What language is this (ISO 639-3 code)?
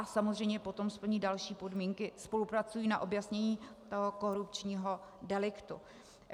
ces